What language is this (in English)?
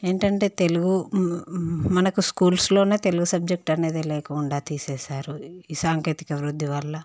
Telugu